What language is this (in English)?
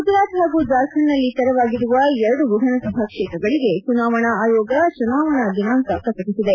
Kannada